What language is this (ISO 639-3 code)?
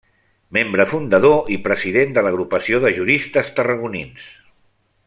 cat